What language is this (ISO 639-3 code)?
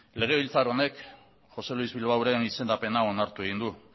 eus